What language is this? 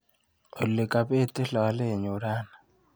Kalenjin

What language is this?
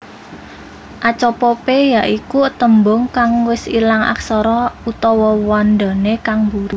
Javanese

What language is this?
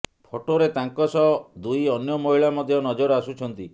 Odia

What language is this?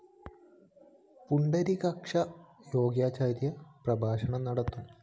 Malayalam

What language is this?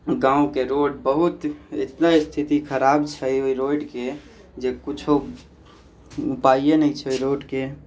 Maithili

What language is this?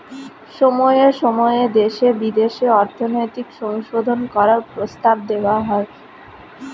Bangla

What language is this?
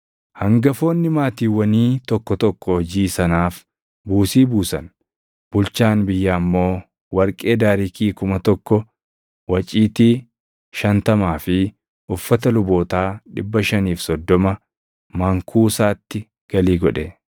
Oromo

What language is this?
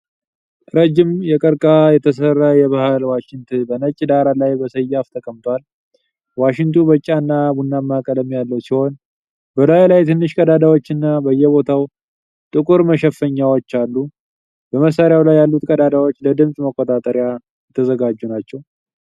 Amharic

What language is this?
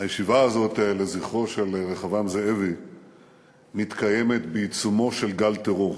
Hebrew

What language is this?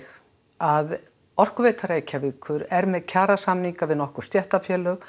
Icelandic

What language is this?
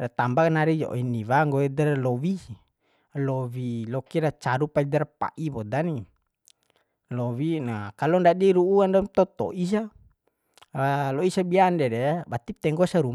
Bima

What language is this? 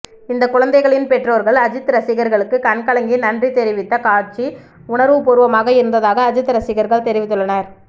Tamil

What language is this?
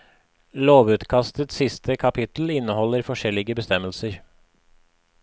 Norwegian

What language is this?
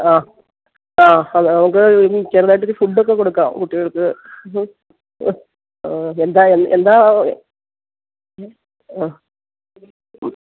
Malayalam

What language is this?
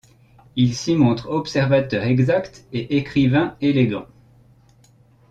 French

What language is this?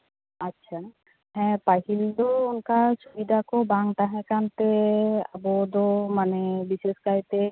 Santali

